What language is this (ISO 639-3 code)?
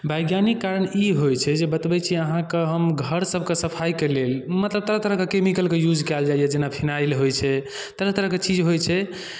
mai